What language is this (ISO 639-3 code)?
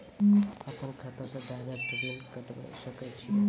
mai